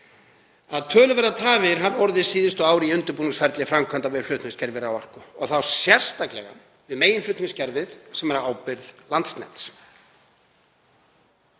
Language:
Icelandic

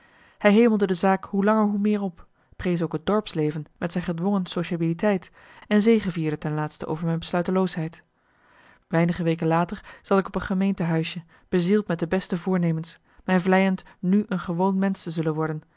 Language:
Dutch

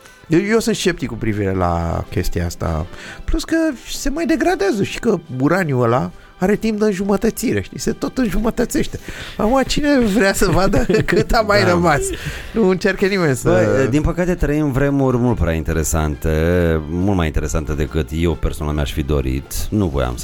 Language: Romanian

